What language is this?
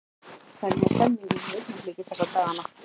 Icelandic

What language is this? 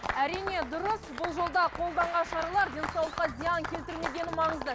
Kazakh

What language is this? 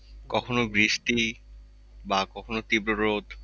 Bangla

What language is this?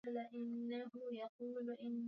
Swahili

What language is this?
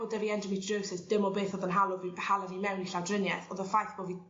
Welsh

